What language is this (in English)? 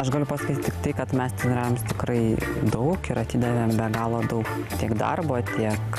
Lithuanian